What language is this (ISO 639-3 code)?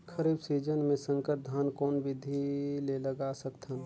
hne